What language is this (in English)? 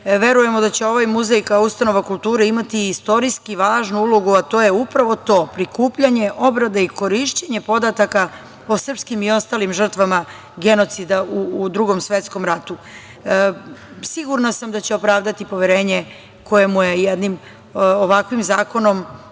Serbian